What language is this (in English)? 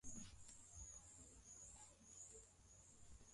Swahili